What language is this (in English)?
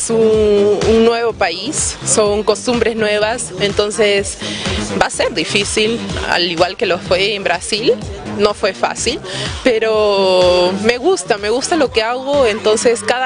Spanish